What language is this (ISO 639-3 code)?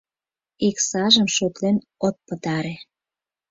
chm